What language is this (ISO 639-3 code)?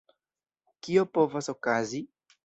epo